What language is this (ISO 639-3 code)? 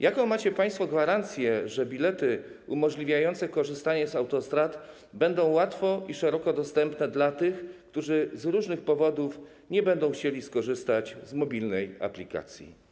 pol